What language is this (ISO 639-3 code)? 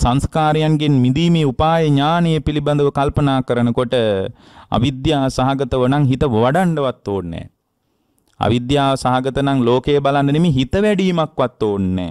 ind